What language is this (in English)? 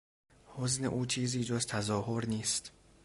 Persian